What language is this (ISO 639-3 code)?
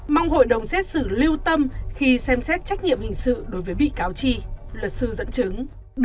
vie